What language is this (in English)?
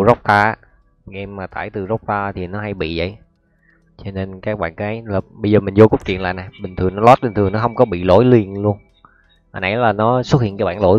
Vietnamese